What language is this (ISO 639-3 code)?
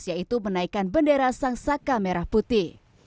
ind